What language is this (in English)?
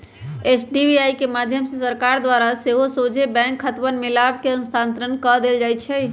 Magahi